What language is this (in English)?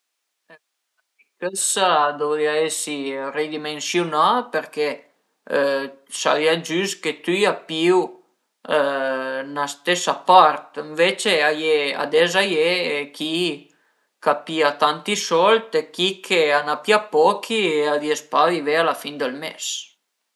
Piedmontese